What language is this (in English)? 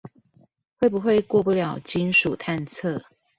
Chinese